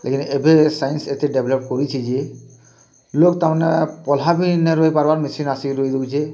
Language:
Odia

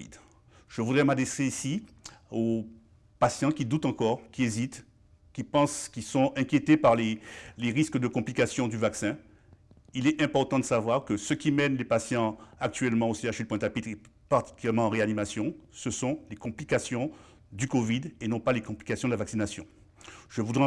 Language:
French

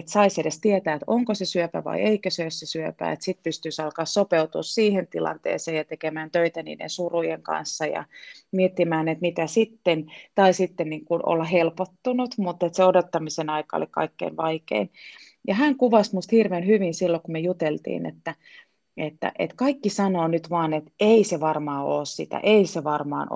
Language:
Finnish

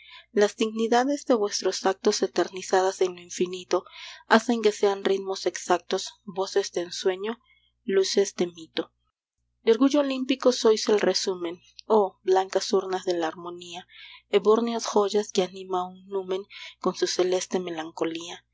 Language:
Spanish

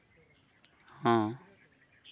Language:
Santali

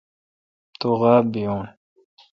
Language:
Kalkoti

